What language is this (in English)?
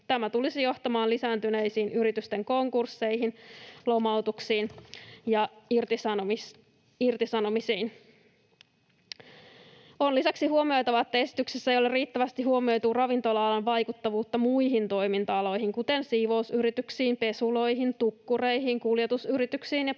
Finnish